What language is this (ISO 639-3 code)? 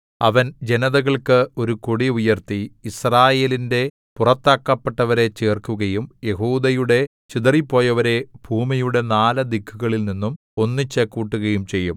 mal